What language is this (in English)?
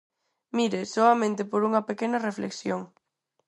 Galician